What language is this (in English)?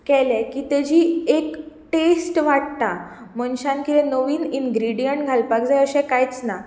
Konkani